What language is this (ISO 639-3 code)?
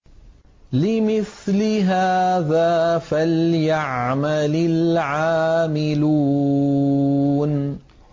ara